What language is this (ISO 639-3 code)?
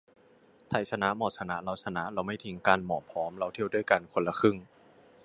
tha